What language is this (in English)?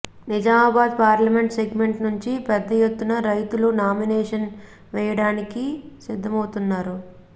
Telugu